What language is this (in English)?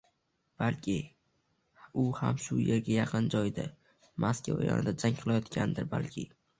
Uzbek